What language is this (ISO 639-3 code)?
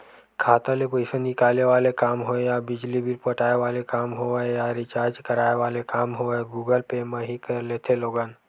hne